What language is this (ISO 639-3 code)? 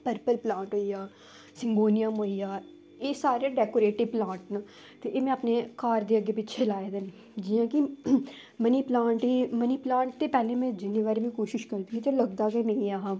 doi